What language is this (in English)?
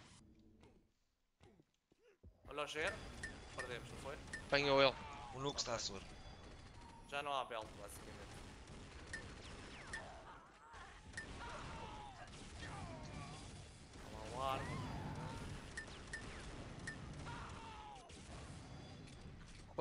Portuguese